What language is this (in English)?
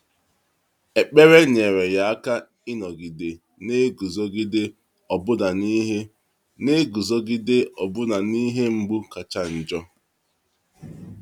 Igbo